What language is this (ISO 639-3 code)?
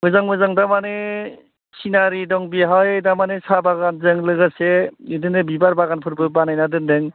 brx